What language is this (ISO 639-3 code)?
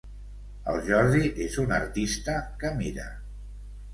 cat